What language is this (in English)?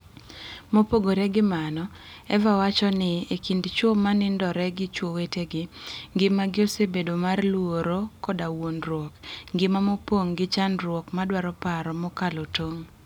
Luo (Kenya and Tanzania)